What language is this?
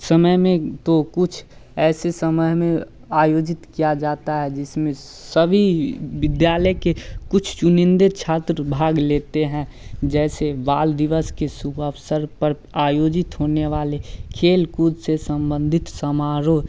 Hindi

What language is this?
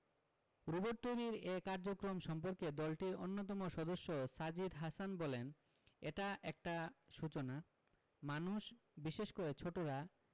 Bangla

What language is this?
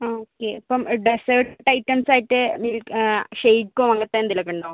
Malayalam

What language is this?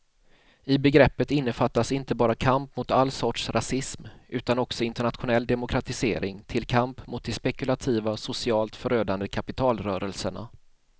Swedish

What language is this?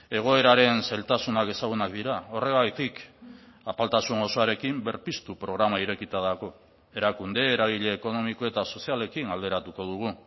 Basque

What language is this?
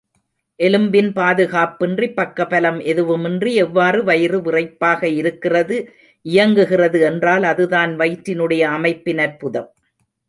Tamil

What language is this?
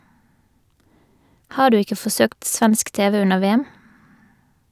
Norwegian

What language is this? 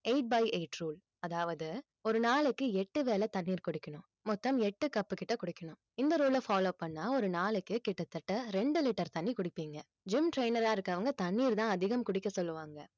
Tamil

